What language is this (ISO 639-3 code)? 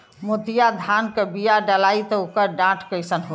bho